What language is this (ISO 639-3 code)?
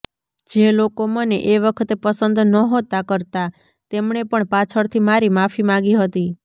guj